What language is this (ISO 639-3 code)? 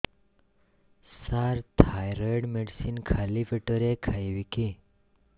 ori